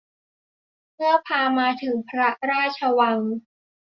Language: Thai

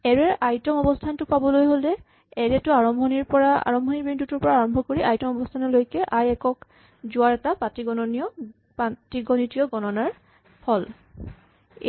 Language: Assamese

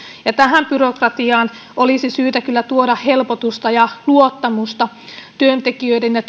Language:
Finnish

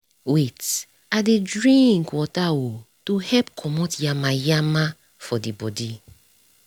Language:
Nigerian Pidgin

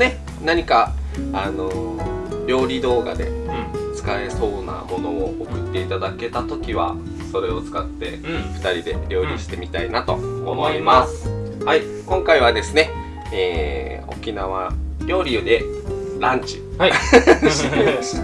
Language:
Japanese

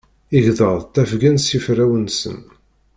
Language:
Kabyle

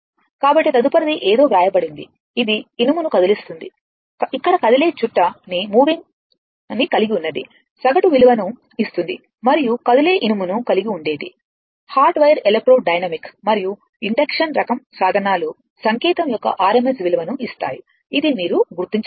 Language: Telugu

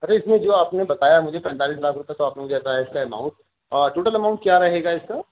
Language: Urdu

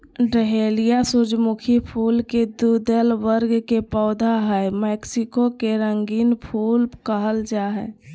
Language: Magahi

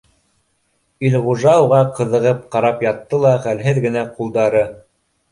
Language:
Bashkir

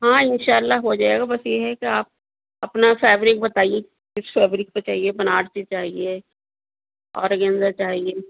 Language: Urdu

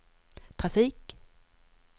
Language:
Swedish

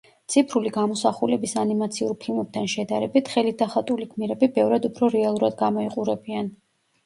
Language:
Georgian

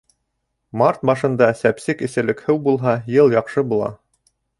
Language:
Bashkir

